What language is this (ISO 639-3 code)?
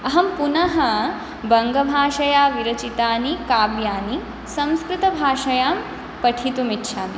san